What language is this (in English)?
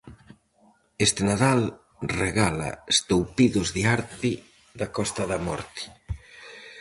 Galician